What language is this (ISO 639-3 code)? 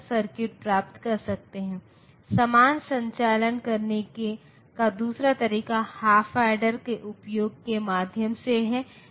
hin